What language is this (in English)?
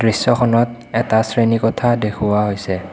Assamese